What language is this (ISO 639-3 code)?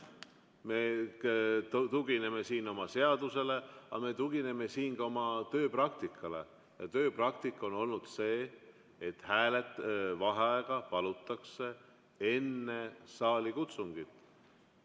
est